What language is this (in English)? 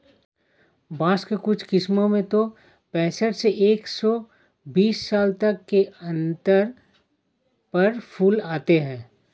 Hindi